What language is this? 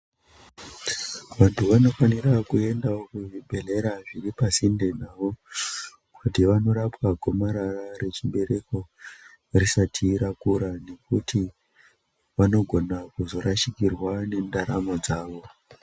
Ndau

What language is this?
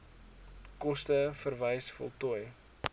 Afrikaans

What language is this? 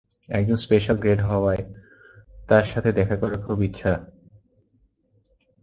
Bangla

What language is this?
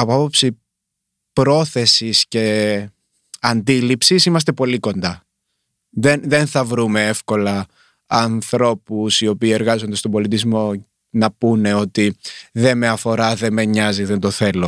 Greek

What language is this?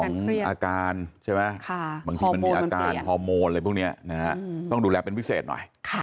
Thai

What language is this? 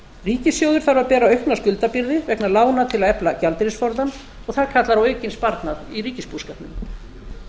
Icelandic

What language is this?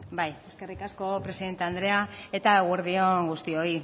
Basque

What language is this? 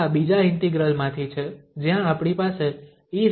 Gujarati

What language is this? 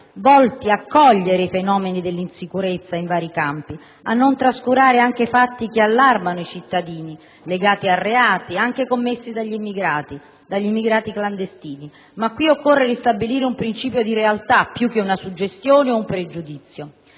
Italian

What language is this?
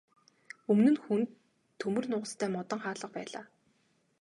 Mongolian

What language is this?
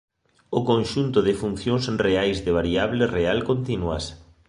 Galician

